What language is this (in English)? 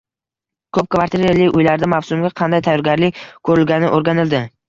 Uzbek